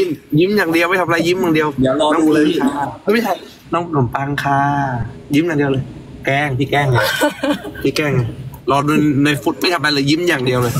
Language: Thai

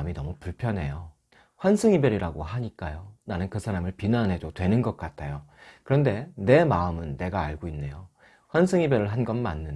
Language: Korean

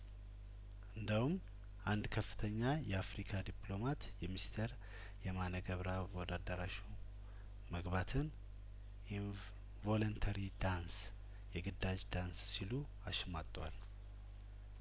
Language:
Amharic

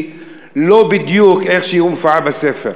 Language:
Hebrew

